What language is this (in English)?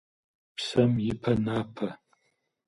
Kabardian